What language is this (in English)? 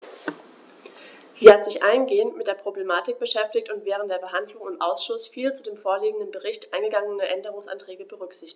German